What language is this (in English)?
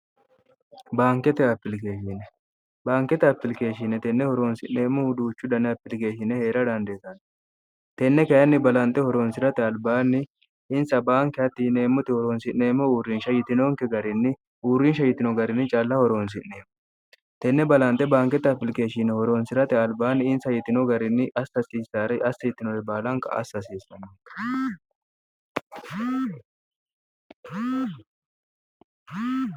Sidamo